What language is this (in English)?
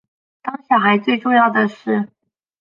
Chinese